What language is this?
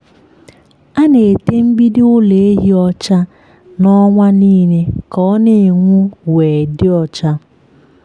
Igbo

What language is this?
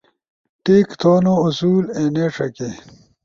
Ushojo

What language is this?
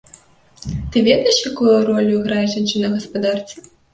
Belarusian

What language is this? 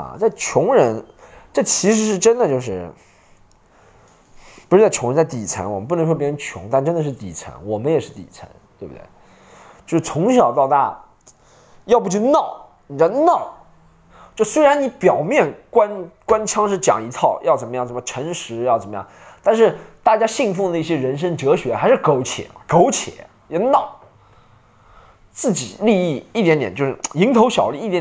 Chinese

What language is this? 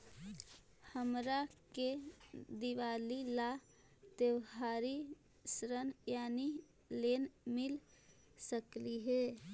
Magahi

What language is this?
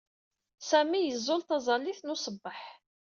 Kabyle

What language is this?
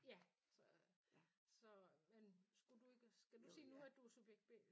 Danish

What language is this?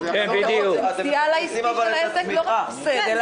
Hebrew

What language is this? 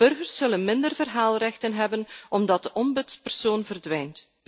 Dutch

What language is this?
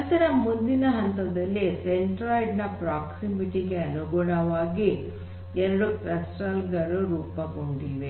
Kannada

